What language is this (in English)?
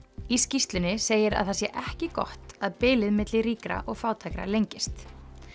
Icelandic